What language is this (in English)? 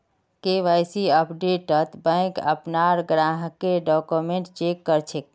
Magahi